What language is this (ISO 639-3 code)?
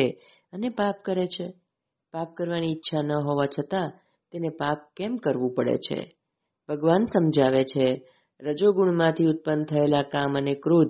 guj